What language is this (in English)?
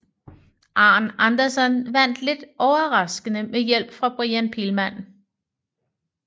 Danish